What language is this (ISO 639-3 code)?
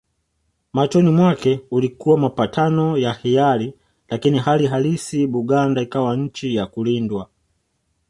swa